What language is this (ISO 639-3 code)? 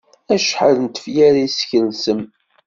kab